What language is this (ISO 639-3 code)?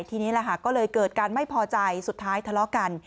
tha